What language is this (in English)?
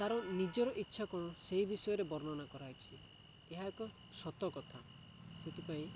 Odia